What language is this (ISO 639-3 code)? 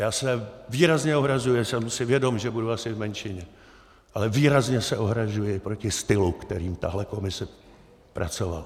ces